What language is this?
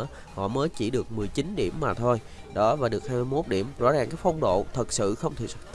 Vietnamese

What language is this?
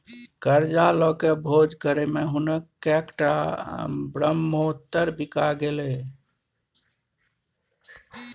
Maithili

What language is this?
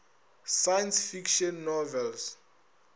Northern Sotho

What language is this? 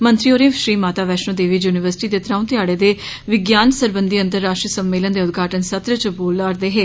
Dogri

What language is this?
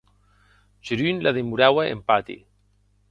Occitan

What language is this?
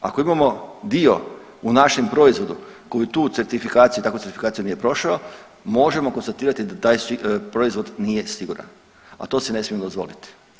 Croatian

